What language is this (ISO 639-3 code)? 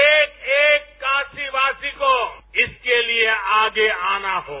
hin